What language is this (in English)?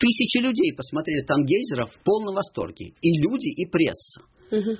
Russian